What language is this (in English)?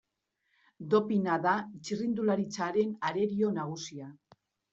Basque